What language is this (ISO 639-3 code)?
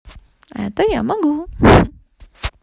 rus